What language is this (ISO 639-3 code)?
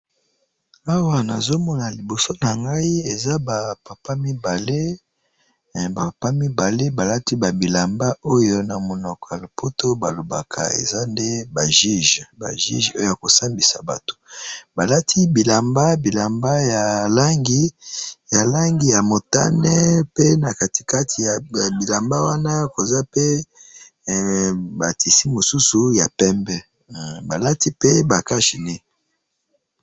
lin